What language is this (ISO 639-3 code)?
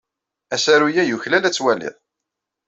kab